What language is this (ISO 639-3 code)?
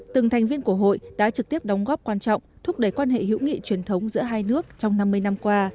vie